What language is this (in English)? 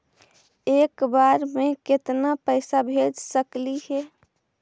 Magahi